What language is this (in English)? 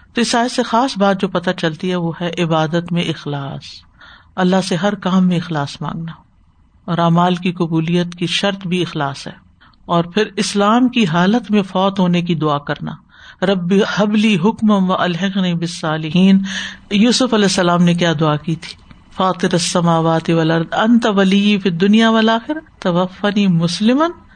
Urdu